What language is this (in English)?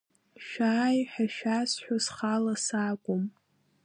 Abkhazian